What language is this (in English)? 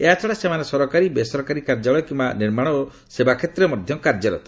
Odia